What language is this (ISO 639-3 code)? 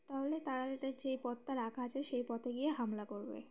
ben